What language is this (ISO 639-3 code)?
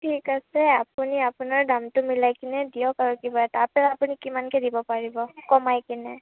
asm